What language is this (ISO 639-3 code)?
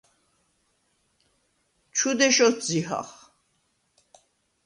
sva